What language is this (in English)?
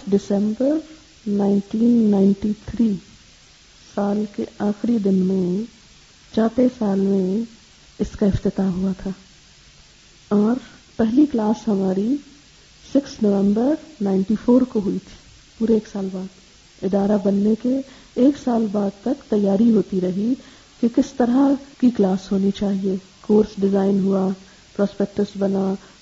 Urdu